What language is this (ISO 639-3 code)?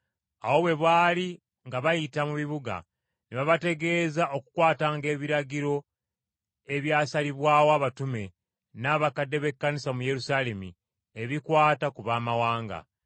lug